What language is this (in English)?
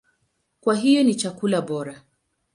Swahili